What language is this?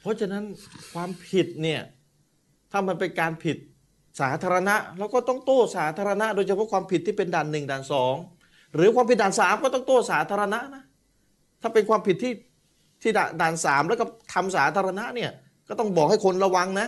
Thai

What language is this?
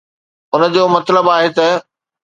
Sindhi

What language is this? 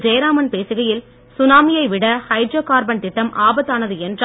Tamil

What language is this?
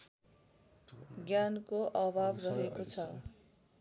Nepali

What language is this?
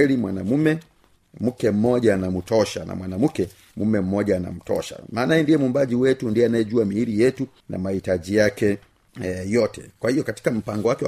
Swahili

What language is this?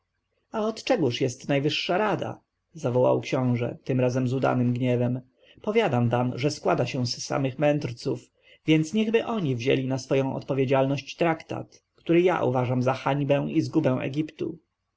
Polish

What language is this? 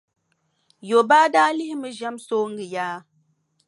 Dagbani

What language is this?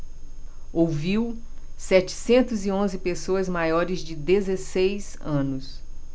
Portuguese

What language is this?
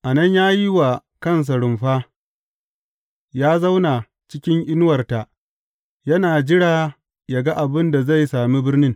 Hausa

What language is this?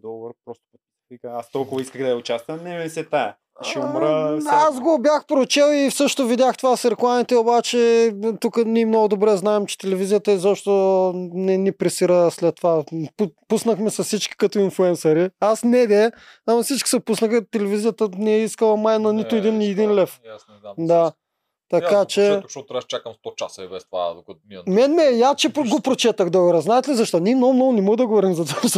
Bulgarian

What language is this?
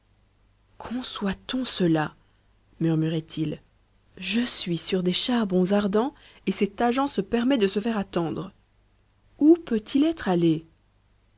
French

